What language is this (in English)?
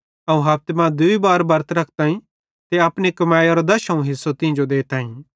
Bhadrawahi